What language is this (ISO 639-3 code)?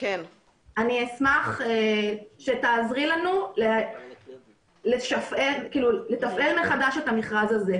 heb